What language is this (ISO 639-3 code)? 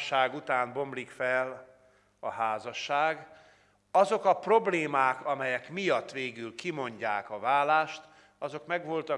hun